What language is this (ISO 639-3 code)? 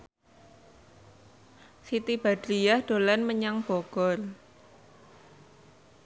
jav